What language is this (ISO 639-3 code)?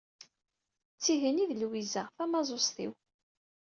kab